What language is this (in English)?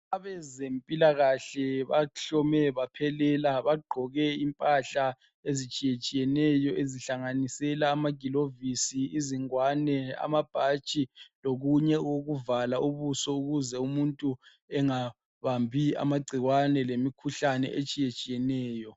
North Ndebele